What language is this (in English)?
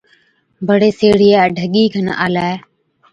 Od